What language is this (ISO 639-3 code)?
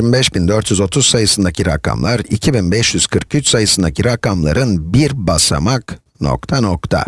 tur